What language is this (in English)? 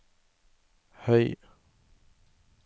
Norwegian